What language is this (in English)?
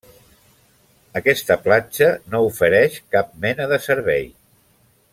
Catalan